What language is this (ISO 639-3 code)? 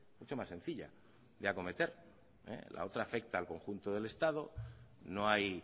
spa